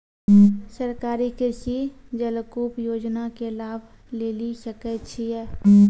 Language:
Maithili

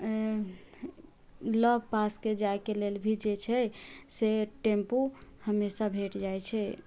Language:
Maithili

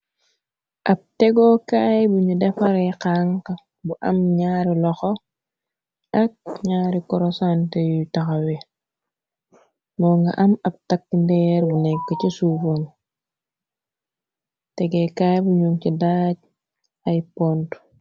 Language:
Wolof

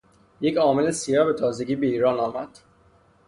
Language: Persian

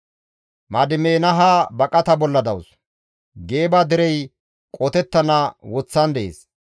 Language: Gamo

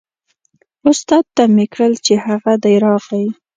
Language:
Pashto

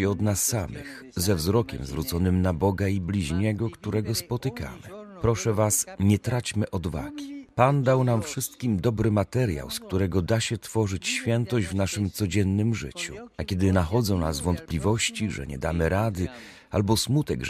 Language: Polish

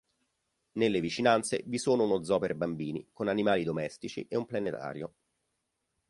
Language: Italian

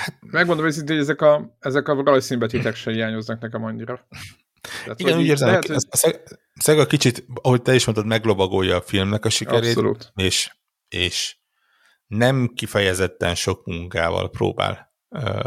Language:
Hungarian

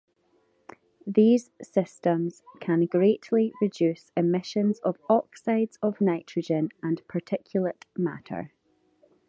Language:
English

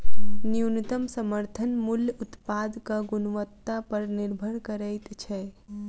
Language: Maithili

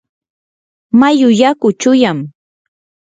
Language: Yanahuanca Pasco Quechua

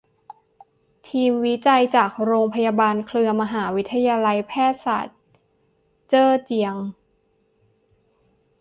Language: Thai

